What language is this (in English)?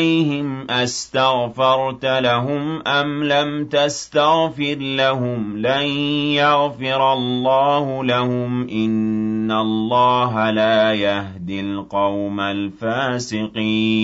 Arabic